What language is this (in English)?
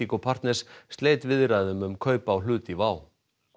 Icelandic